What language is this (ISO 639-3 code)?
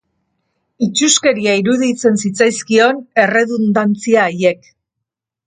eus